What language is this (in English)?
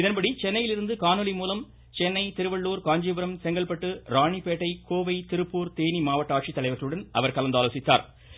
Tamil